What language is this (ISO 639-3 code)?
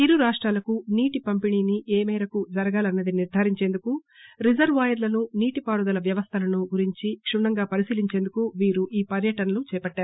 tel